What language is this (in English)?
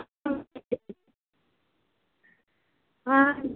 Santali